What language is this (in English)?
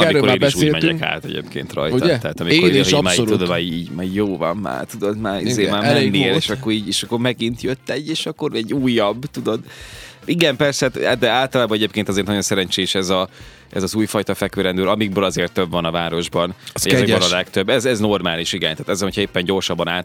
Hungarian